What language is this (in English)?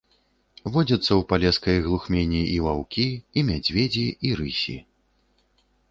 Belarusian